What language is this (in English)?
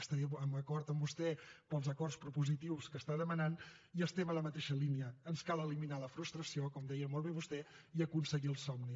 Catalan